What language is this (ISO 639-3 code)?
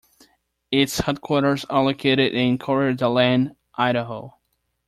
eng